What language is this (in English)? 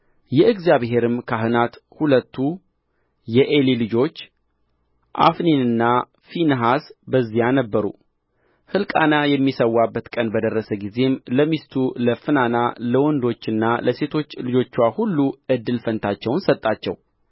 Amharic